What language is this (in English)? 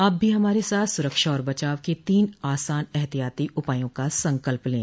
Hindi